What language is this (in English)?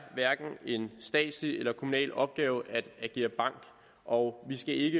Danish